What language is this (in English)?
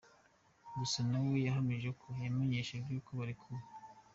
Kinyarwanda